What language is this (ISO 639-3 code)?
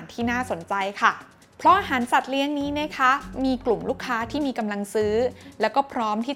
tha